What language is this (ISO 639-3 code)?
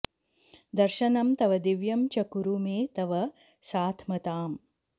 san